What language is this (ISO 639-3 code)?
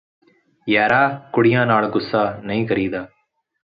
pan